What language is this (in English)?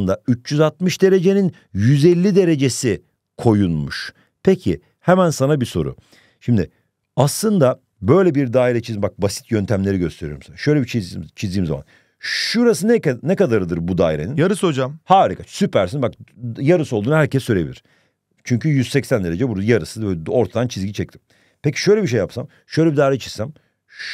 Turkish